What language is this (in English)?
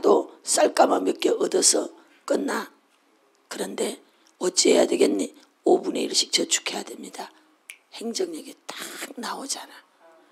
Korean